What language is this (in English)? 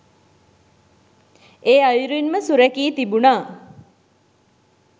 Sinhala